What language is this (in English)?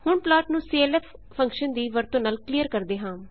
Punjabi